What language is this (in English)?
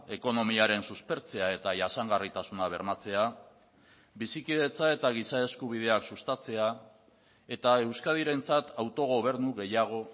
Basque